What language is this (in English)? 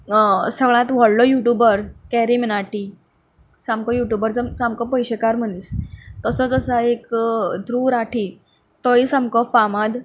Konkani